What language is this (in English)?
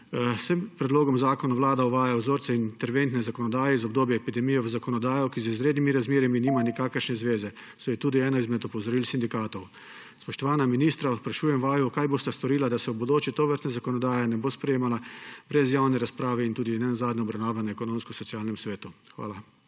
Slovenian